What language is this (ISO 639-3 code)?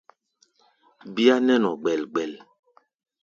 gba